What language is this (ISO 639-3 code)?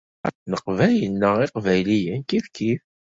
kab